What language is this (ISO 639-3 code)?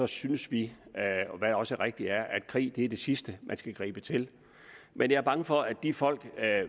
dan